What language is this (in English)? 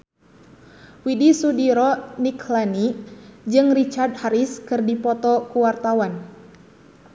Sundanese